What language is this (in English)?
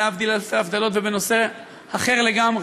Hebrew